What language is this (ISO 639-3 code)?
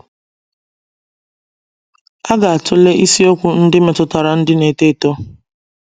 ibo